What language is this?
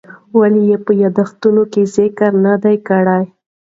Pashto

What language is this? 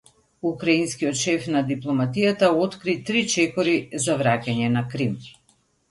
Macedonian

